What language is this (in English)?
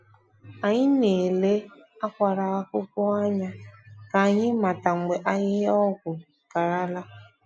Igbo